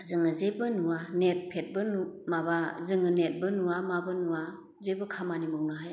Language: Bodo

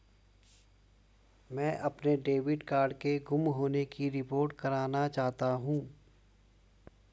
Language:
Hindi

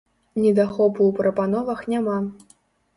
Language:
Belarusian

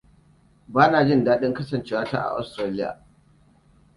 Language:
Hausa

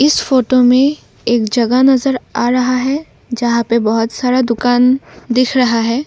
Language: Hindi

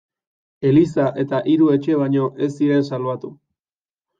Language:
Basque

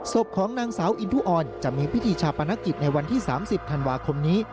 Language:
Thai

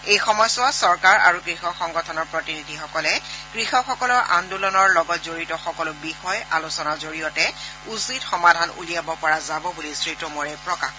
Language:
Assamese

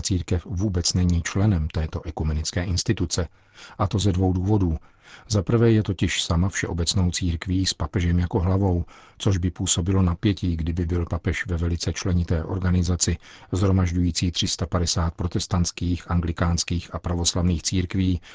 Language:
Czech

